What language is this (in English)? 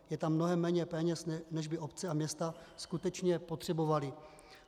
Czech